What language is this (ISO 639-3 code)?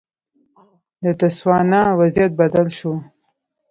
pus